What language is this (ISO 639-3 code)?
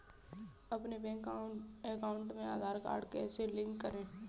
hin